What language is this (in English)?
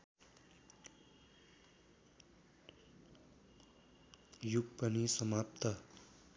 Nepali